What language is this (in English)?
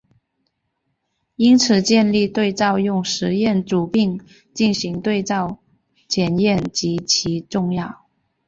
Chinese